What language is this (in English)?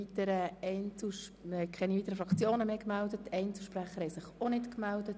Swiss German